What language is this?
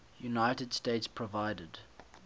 English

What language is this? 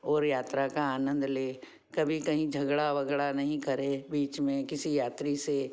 Hindi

